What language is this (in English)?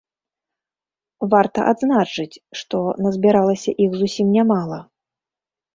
Belarusian